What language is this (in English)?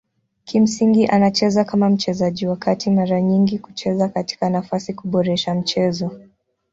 Swahili